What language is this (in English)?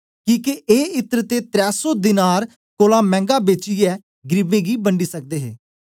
Dogri